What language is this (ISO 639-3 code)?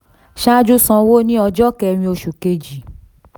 yor